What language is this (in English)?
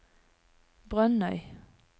Norwegian